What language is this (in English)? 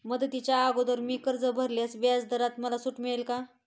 Marathi